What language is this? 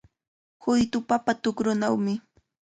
Cajatambo North Lima Quechua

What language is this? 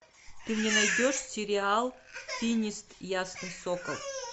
Russian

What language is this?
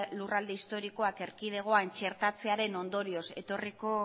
Basque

